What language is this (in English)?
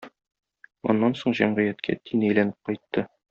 Tatar